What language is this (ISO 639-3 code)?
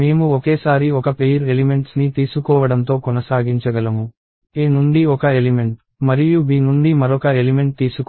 tel